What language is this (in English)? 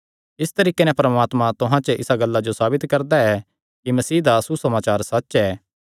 Kangri